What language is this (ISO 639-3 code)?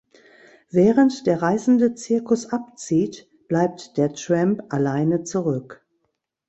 deu